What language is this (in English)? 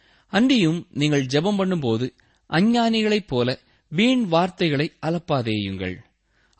Tamil